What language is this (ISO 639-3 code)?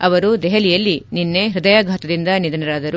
kan